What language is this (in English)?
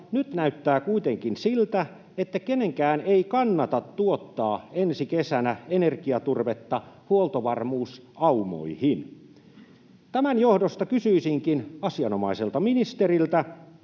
Finnish